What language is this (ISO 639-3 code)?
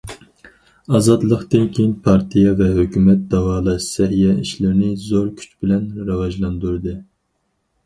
uig